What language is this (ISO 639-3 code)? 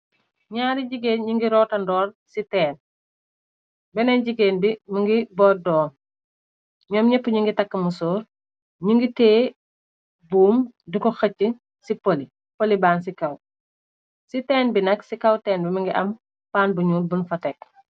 wol